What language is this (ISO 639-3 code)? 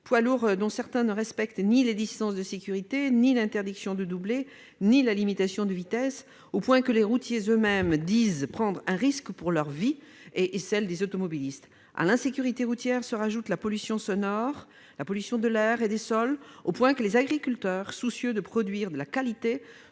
fra